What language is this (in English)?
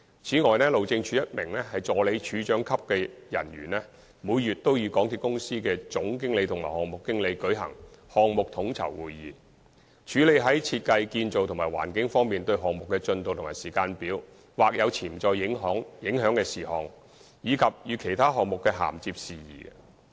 Cantonese